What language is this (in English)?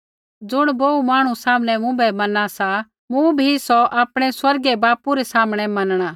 Kullu Pahari